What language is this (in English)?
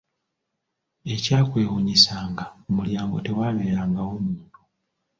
Ganda